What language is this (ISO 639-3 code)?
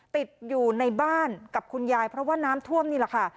tha